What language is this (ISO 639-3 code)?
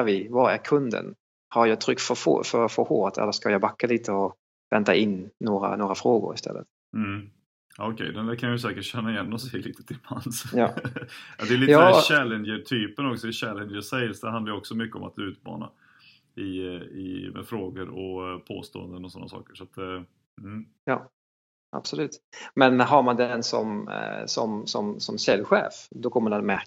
swe